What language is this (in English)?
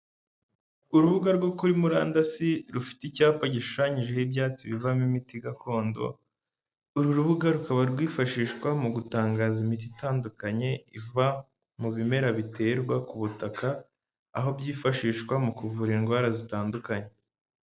Kinyarwanda